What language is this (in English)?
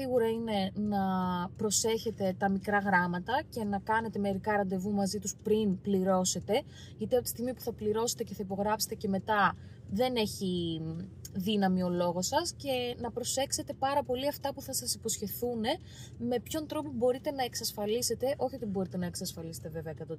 Greek